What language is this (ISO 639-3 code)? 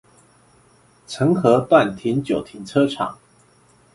zho